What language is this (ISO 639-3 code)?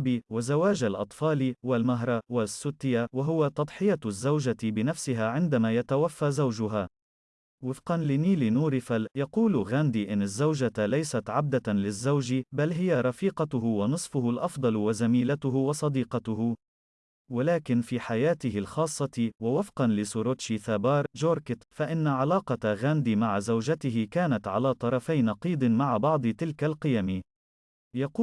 ara